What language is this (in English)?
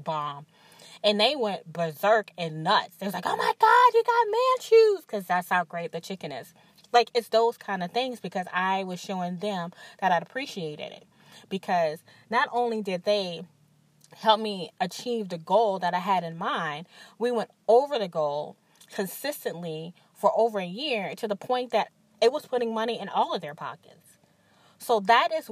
English